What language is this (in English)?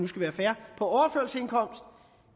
Danish